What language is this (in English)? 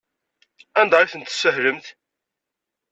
Kabyle